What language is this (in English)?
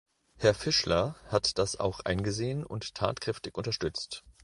German